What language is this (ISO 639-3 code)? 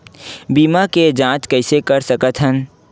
hne